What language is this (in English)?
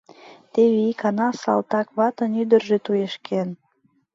Mari